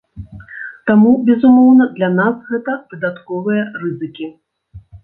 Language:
Belarusian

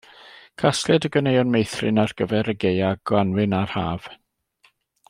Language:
Welsh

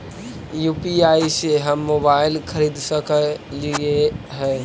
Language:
Magahi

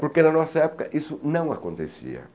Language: Portuguese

